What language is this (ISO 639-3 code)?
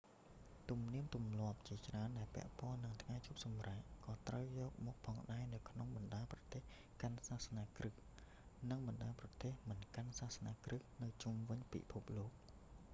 khm